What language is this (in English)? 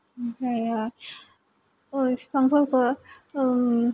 Bodo